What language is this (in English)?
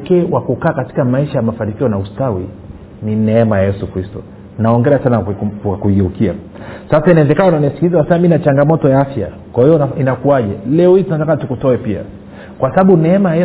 Swahili